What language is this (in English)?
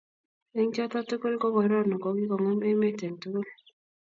Kalenjin